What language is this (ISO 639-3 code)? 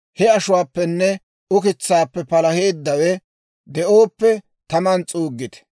dwr